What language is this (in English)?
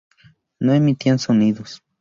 Spanish